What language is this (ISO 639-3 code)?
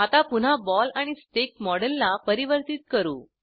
mar